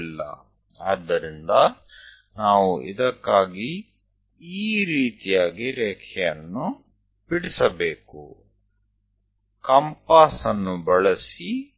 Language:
Gujarati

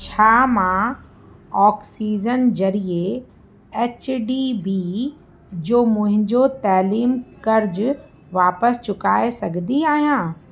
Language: Sindhi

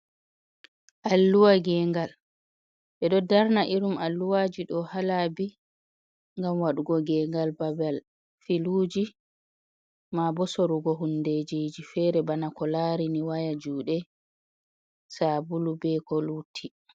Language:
Fula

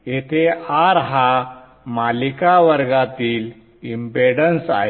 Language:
Marathi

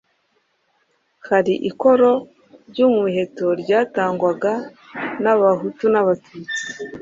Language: Kinyarwanda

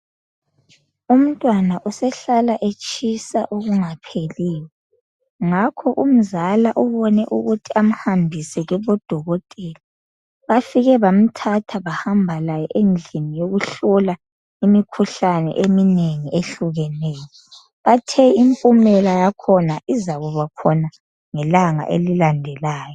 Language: North Ndebele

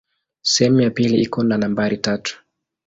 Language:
Swahili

